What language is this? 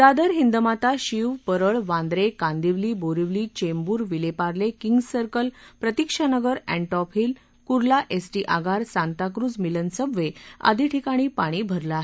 Marathi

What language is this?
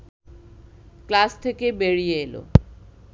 Bangla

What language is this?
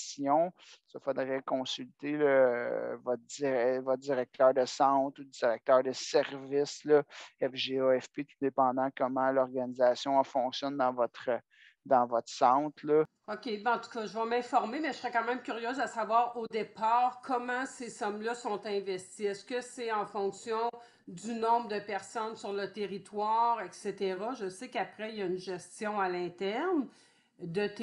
French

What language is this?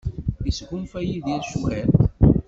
Kabyle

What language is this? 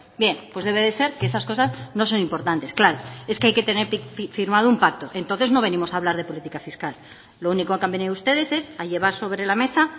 Spanish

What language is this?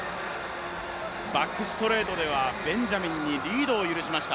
Japanese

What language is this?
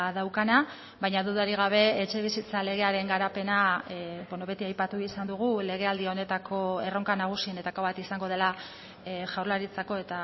Basque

